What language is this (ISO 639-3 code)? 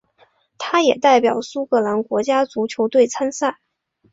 zho